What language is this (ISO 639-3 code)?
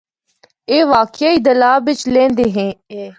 hno